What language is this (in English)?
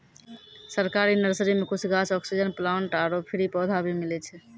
Maithili